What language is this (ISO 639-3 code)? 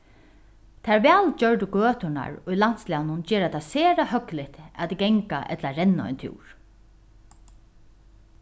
fao